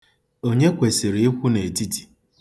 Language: Igbo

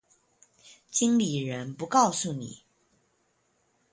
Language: Chinese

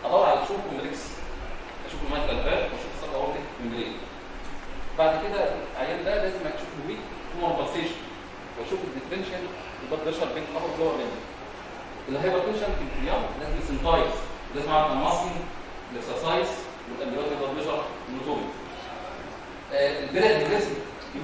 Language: Arabic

